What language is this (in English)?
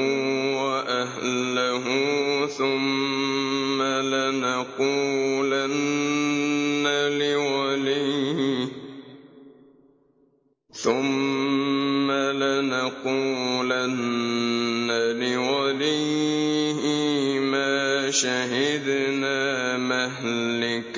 Arabic